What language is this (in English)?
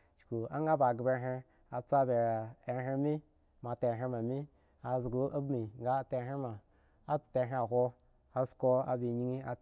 Eggon